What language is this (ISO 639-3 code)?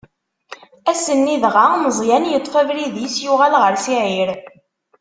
kab